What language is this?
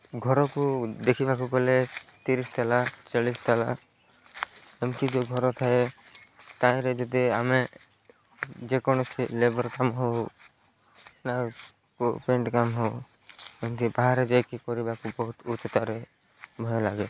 Odia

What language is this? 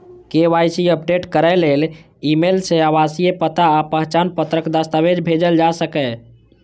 Maithili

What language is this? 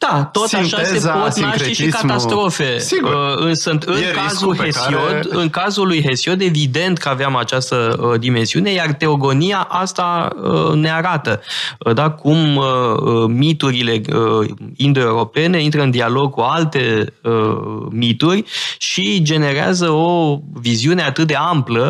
Romanian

